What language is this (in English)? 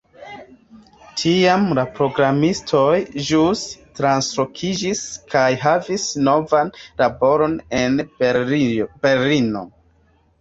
Esperanto